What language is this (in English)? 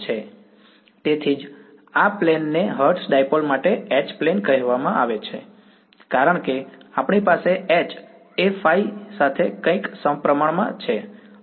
Gujarati